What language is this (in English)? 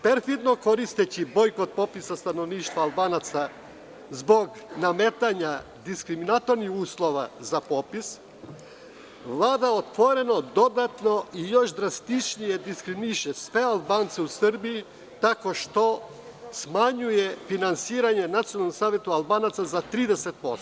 Serbian